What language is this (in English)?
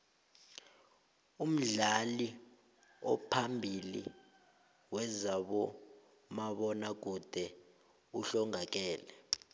South Ndebele